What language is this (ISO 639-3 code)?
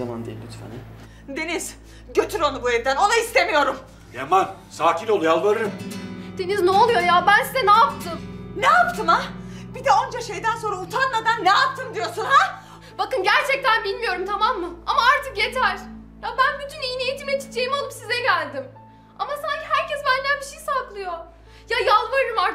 tur